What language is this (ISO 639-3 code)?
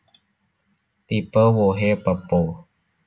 jav